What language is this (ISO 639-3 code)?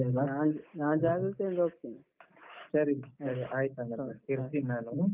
kan